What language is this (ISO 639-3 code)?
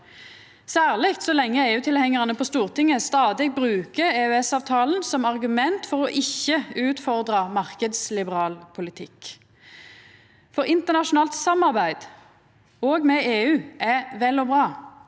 nor